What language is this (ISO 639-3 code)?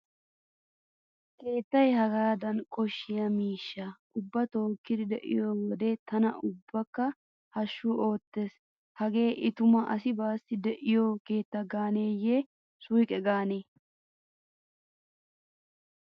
wal